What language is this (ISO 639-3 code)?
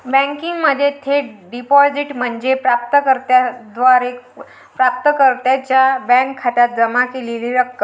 mar